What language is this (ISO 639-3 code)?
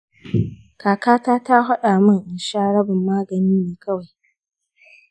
hau